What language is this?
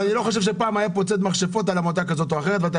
Hebrew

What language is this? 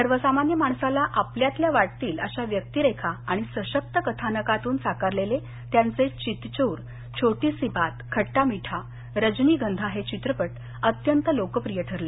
Marathi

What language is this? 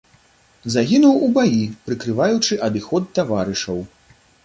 Belarusian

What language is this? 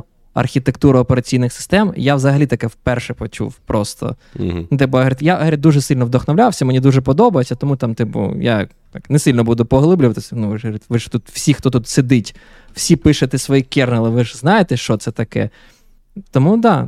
Ukrainian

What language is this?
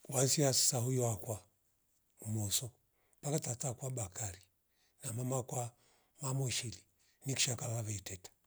Rombo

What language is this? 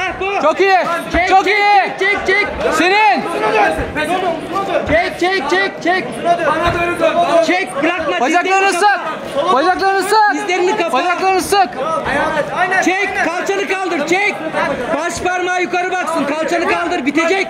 Turkish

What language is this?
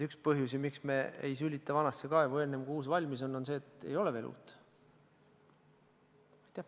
Estonian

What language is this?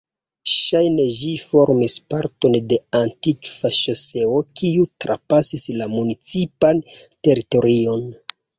Esperanto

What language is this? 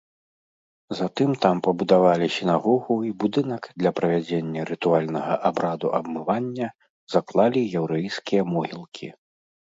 Belarusian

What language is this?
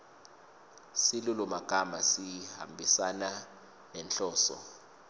Swati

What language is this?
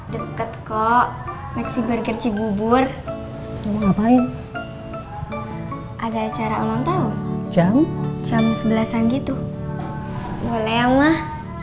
Indonesian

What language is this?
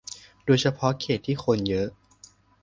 Thai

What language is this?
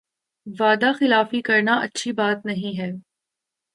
Urdu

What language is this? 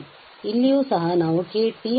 Kannada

